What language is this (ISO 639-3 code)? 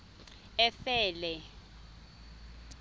xho